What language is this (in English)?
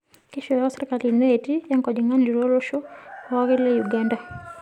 Masai